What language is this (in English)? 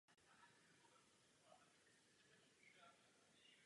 Czech